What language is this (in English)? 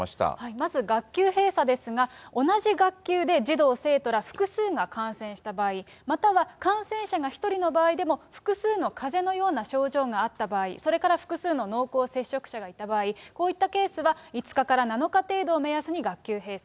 Japanese